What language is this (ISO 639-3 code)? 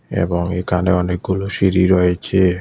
ben